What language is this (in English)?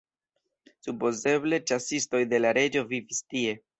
Esperanto